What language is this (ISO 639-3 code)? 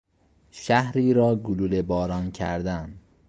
fas